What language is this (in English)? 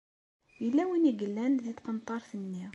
Kabyle